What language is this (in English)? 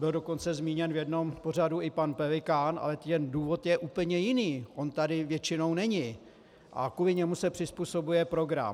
Czech